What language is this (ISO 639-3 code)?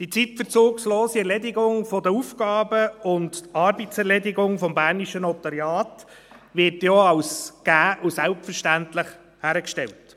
gsw